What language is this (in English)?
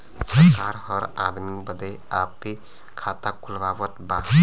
Bhojpuri